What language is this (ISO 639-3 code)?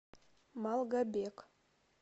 rus